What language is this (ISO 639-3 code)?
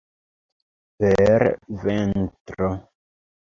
epo